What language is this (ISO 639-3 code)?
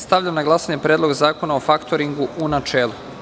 srp